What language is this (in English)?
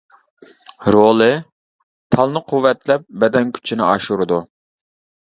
Uyghur